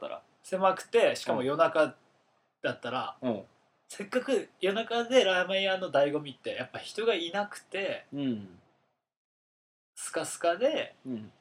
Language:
Japanese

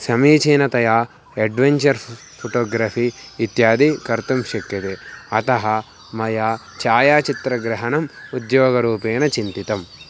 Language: Sanskrit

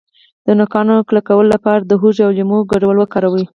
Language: Pashto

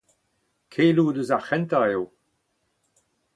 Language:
Breton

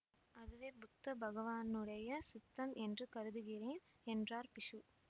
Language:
Tamil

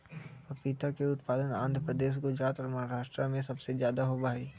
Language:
Magahi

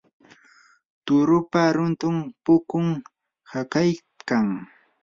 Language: Yanahuanca Pasco Quechua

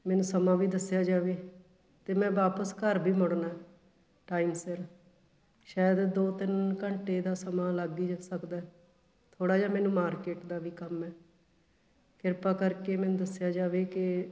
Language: Punjabi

